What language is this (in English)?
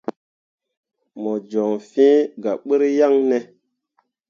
Mundang